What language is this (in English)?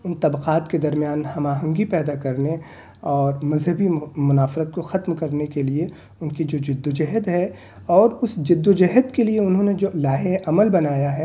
Urdu